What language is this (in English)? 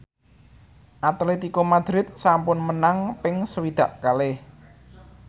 Javanese